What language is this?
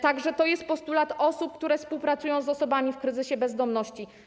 Polish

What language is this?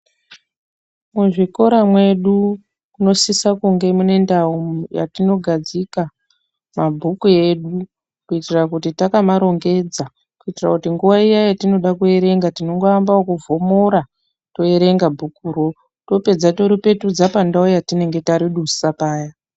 Ndau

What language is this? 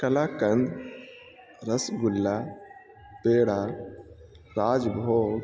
Urdu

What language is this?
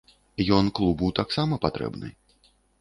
Belarusian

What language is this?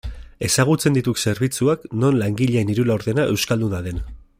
Basque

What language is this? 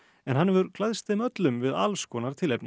Icelandic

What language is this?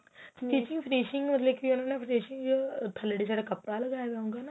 Punjabi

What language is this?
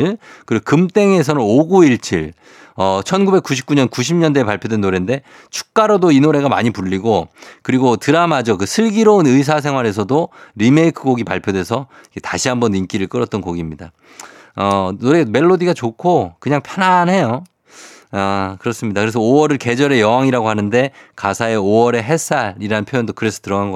Korean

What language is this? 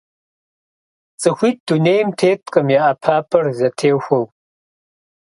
Kabardian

